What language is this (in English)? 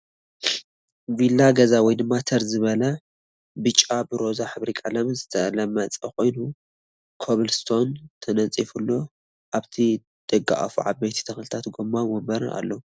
Tigrinya